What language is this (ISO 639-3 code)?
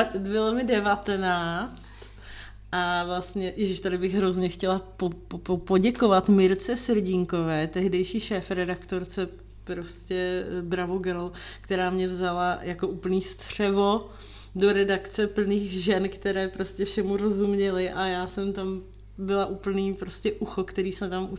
ces